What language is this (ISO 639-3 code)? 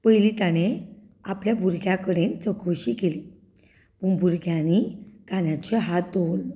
kok